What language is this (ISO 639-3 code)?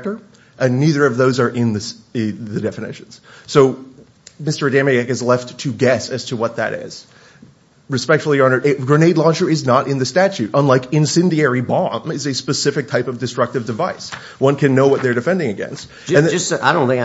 eng